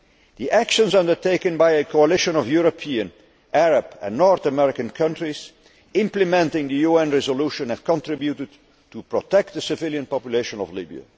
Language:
English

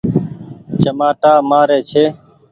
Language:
Goaria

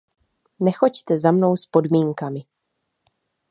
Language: Czech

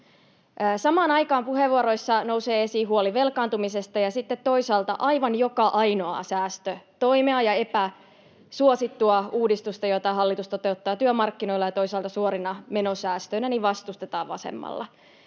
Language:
Finnish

